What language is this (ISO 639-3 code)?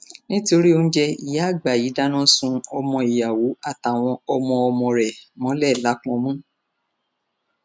yor